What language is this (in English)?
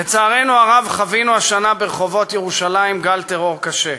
Hebrew